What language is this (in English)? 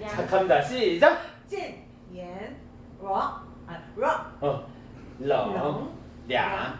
Korean